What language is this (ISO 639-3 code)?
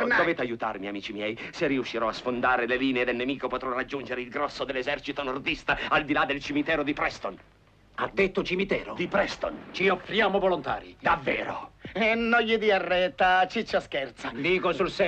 ita